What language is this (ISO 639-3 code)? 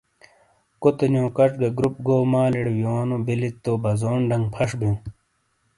scl